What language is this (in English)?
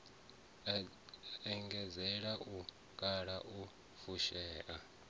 Venda